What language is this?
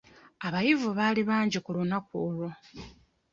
Ganda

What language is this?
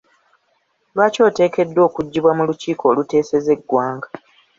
Ganda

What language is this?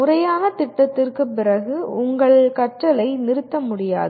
Tamil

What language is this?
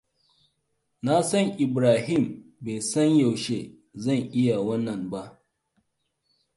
Hausa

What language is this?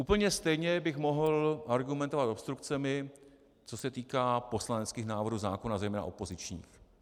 Czech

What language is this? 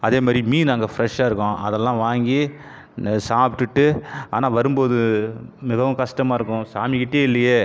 Tamil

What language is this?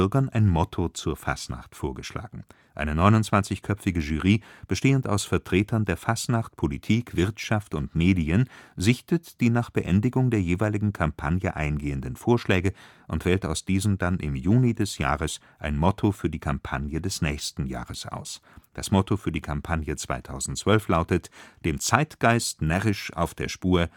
German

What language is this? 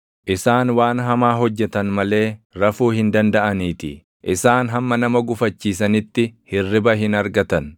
Oromo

